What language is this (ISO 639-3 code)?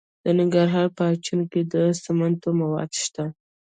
pus